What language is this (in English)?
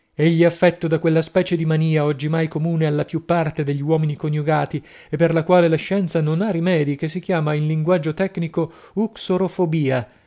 Italian